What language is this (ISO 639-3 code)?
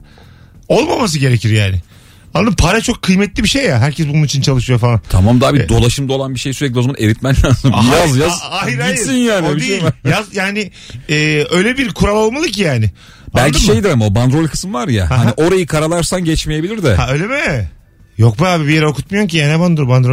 tur